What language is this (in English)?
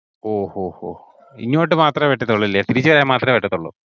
Malayalam